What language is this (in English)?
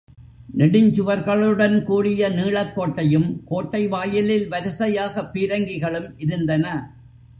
Tamil